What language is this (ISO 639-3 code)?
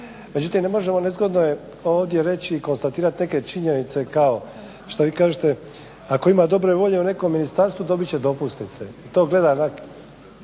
hrv